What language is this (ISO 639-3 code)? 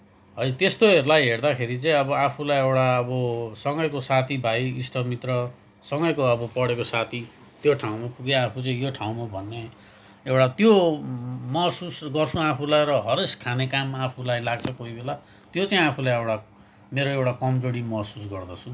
nep